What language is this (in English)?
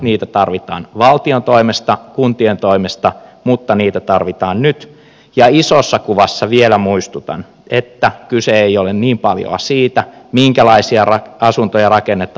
Finnish